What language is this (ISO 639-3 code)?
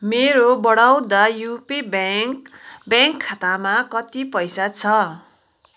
nep